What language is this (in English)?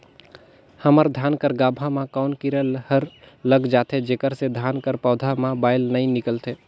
Chhattisgarhi